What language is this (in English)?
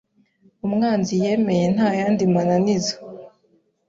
Kinyarwanda